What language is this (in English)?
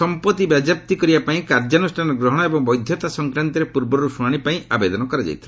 Odia